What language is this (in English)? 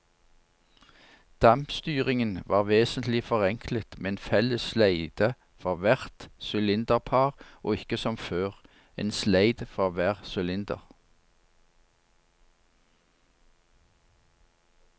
Norwegian